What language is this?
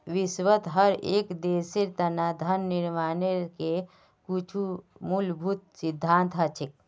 Magahi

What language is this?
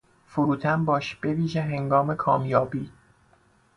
Persian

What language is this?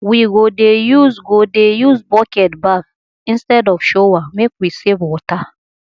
Nigerian Pidgin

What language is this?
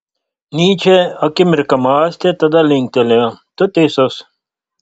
Lithuanian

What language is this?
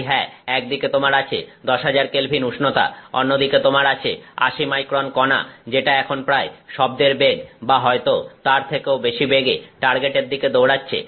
Bangla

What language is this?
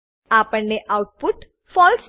Gujarati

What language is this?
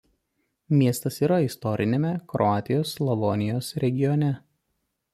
Lithuanian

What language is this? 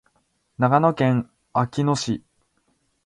Japanese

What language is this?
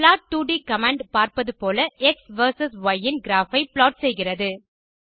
Tamil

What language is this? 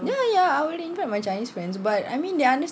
English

